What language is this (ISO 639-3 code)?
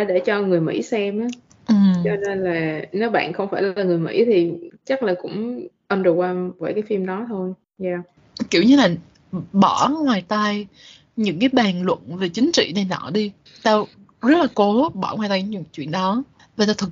vie